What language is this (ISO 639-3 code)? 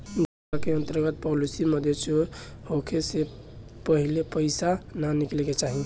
bho